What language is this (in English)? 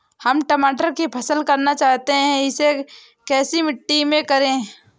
Hindi